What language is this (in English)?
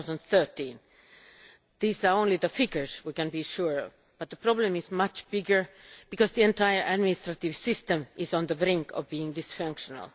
English